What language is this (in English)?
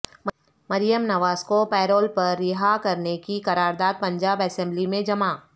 Urdu